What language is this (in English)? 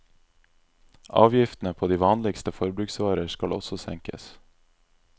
Norwegian